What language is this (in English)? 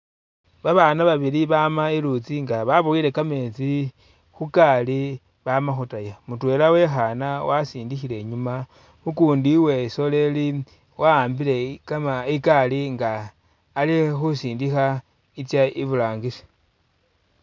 Masaaba